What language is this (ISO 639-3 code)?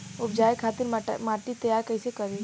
bho